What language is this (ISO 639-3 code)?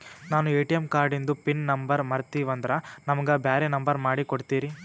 kan